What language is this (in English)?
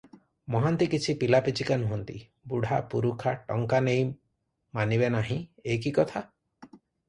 Odia